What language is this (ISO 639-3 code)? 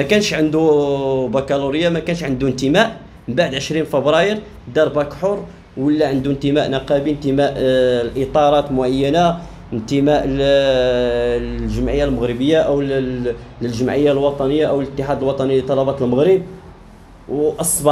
ara